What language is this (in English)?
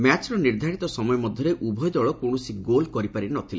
Odia